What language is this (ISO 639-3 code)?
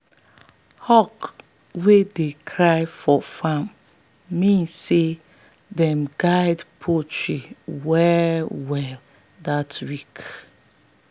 pcm